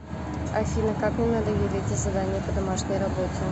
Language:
Russian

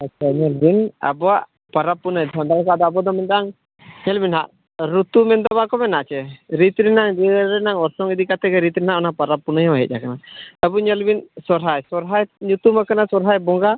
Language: Santali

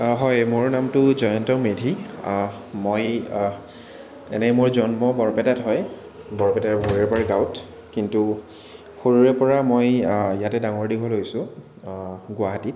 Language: Assamese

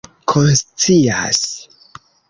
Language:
Esperanto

